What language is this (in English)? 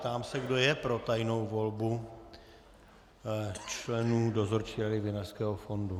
Czech